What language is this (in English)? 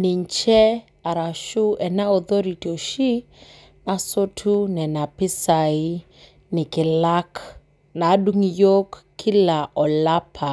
Masai